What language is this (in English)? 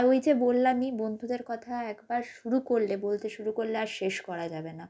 Bangla